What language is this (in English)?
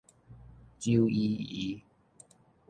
Min Nan Chinese